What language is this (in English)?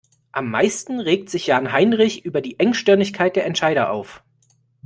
German